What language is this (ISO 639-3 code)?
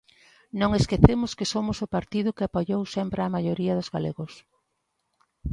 glg